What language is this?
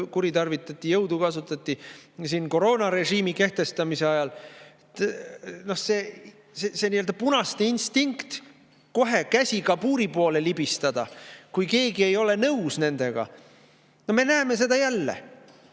Estonian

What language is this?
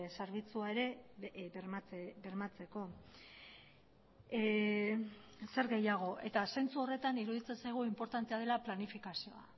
Basque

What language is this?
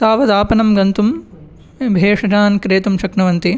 Sanskrit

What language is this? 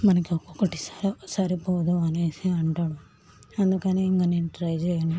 Telugu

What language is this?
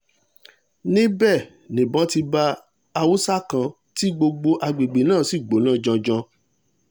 Yoruba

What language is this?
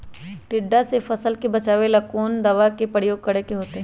Magahi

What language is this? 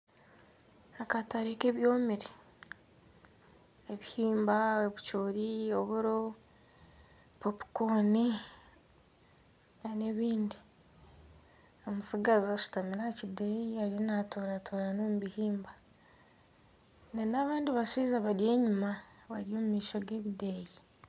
Nyankole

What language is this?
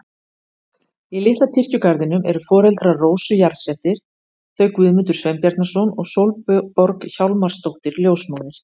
Icelandic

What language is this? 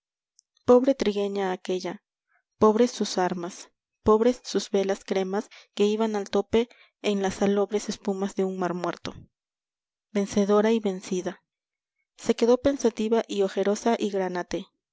Spanish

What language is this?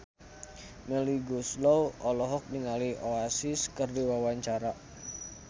Sundanese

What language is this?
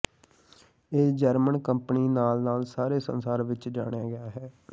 Punjabi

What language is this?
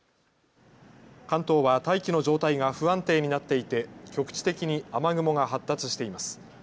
Japanese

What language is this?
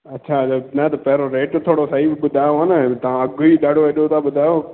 Sindhi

